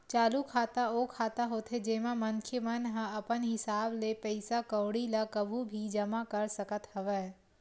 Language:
Chhattisgarhi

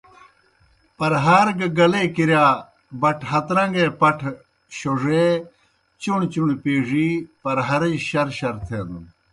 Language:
Kohistani Shina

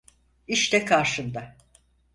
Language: Turkish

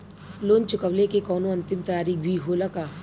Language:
Bhojpuri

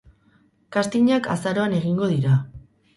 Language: Basque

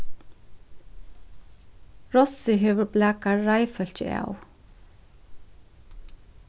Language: Faroese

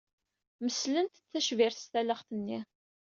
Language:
Kabyle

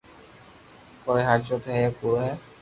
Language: Loarki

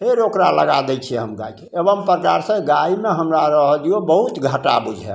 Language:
Maithili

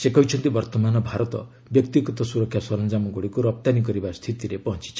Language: Odia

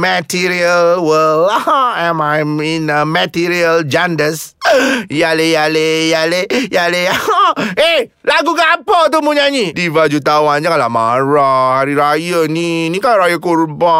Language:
Malay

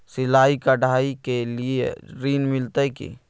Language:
Maithili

